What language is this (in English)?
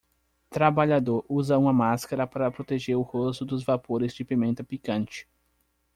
Portuguese